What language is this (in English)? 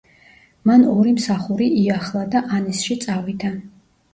Georgian